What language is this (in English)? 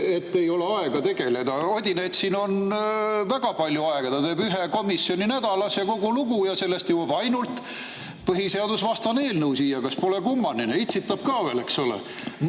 Estonian